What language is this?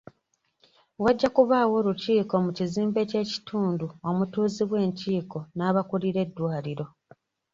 Ganda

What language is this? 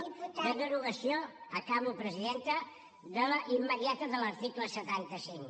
Catalan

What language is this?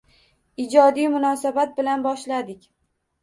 Uzbek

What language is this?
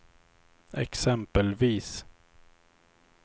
Swedish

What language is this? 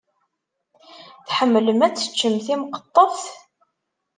Kabyle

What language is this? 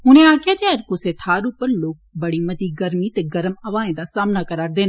Dogri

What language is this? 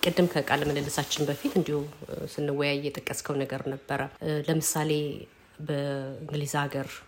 Amharic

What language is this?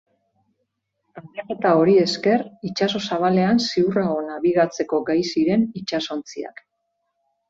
Basque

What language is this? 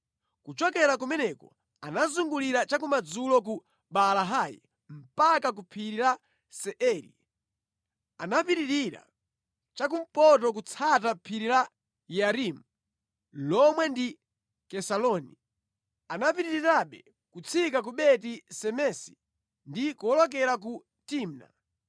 Nyanja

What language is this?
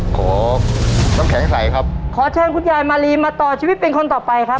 Thai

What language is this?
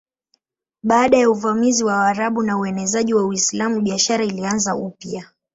Swahili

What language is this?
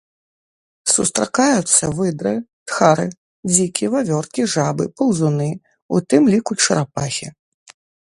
Belarusian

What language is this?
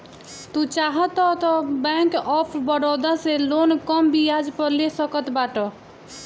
Bhojpuri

